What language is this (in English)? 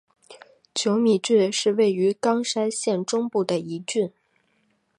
Chinese